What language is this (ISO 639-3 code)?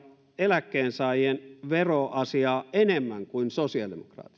fin